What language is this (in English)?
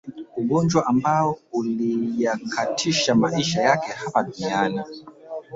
Swahili